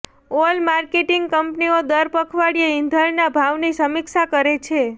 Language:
Gujarati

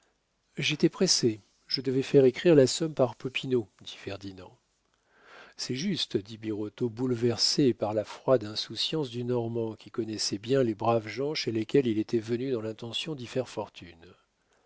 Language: French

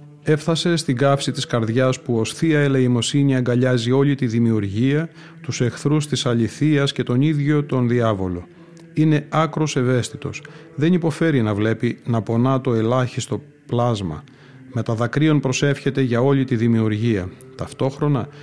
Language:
Greek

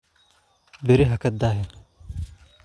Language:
Somali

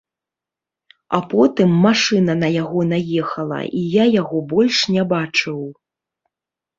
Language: Belarusian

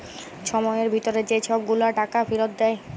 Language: Bangla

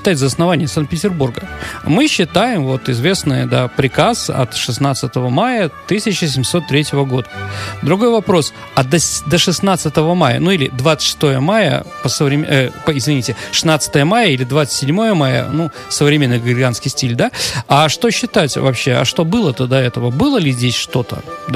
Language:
Russian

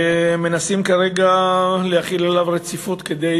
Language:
Hebrew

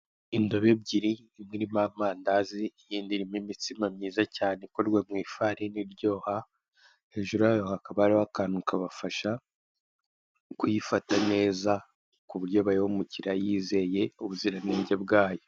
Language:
Kinyarwanda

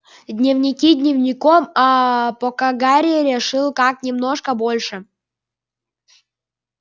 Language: Russian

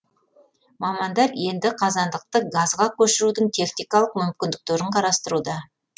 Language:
Kazakh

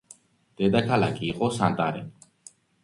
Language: Georgian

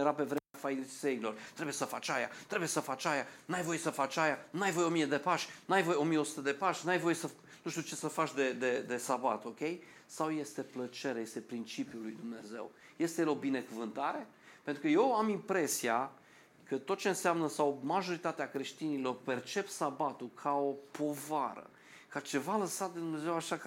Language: Romanian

